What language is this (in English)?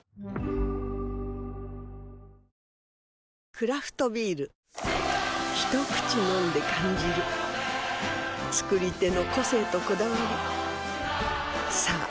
Japanese